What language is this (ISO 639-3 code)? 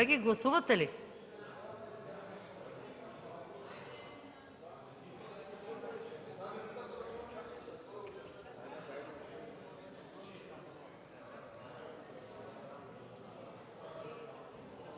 bul